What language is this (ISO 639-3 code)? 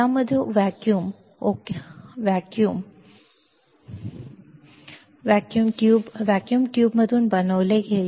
mar